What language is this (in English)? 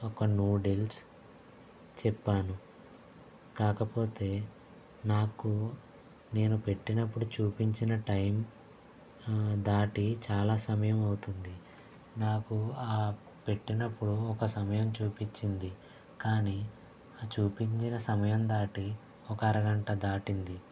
Telugu